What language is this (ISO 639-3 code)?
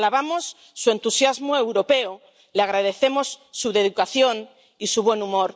spa